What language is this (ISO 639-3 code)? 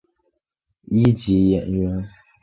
zho